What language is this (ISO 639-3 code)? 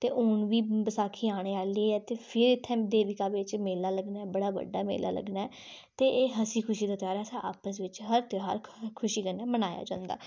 doi